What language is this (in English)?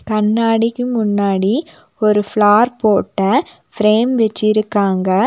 Tamil